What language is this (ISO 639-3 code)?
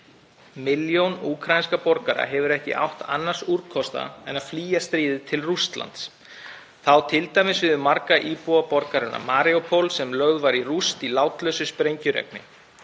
isl